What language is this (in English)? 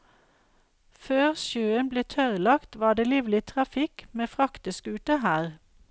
Norwegian